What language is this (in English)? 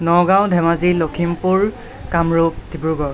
Assamese